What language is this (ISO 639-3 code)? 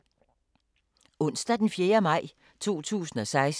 dan